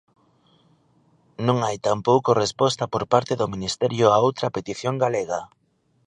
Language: Galician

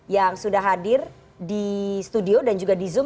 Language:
Indonesian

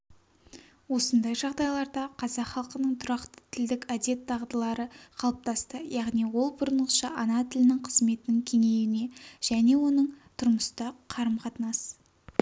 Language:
Kazakh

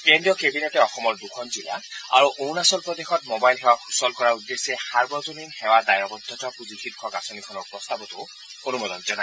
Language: Assamese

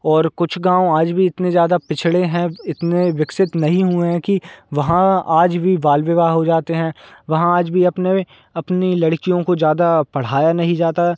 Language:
Hindi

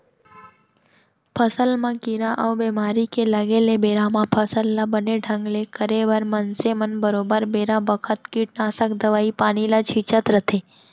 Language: Chhattisgarhi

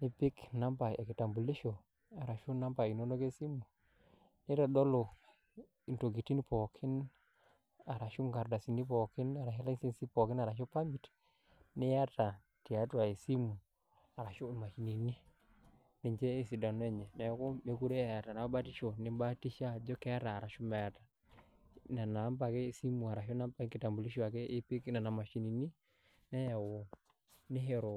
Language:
Masai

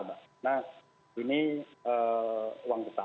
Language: Indonesian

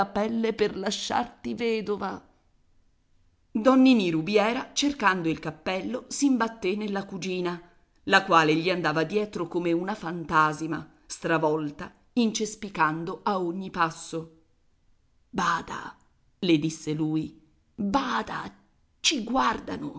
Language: Italian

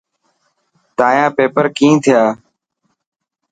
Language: Dhatki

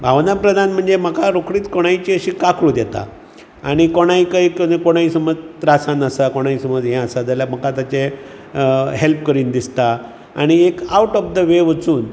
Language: Konkani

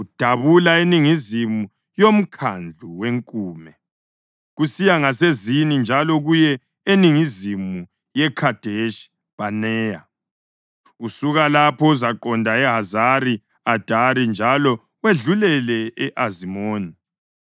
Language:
North Ndebele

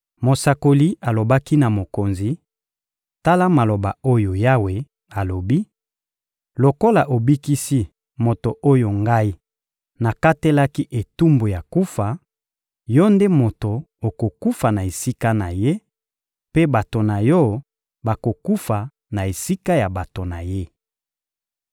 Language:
Lingala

